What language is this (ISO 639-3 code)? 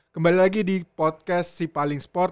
ind